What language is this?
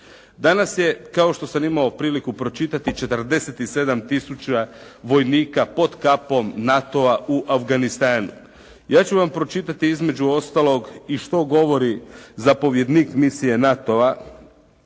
Croatian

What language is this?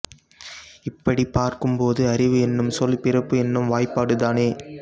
Tamil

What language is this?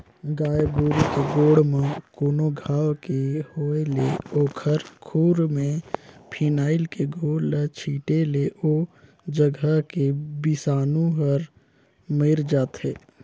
Chhattisgarhi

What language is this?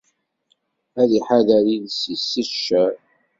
Kabyle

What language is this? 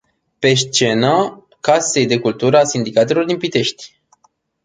Romanian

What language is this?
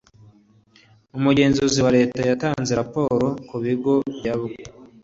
Kinyarwanda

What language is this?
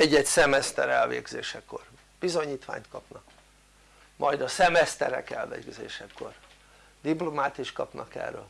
Hungarian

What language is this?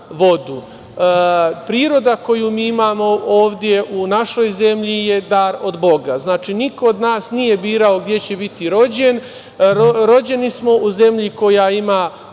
Serbian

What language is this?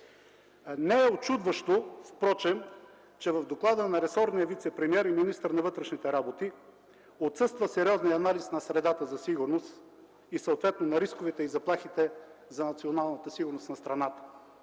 Bulgarian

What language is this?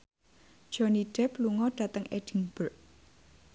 Javanese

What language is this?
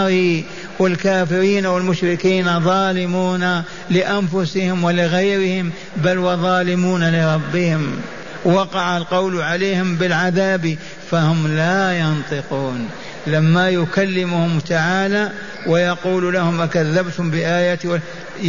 Arabic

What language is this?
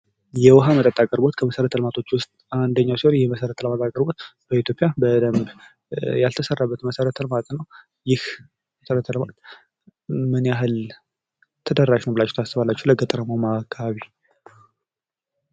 Amharic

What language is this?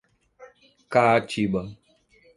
Portuguese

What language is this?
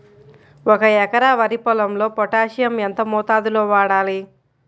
Telugu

